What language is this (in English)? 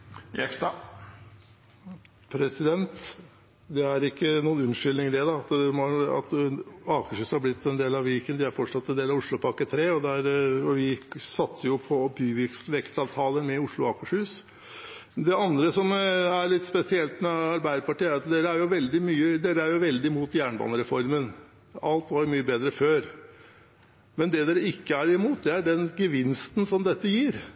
Norwegian Bokmål